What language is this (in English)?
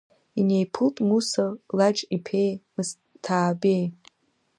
Abkhazian